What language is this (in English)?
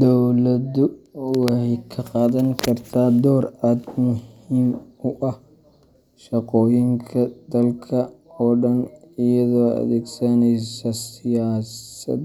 Somali